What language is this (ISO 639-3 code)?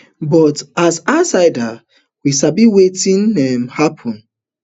pcm